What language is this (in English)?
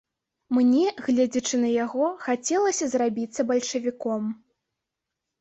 Belarusian